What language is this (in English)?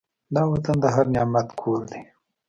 Pashto